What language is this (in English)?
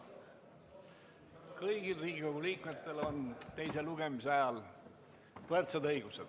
Estonian